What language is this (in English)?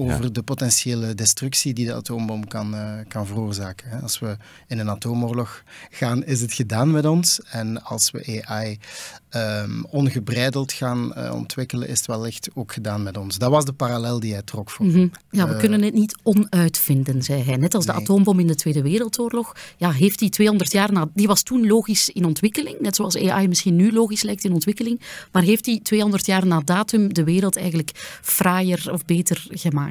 Dutch